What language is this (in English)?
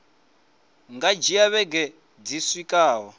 Venda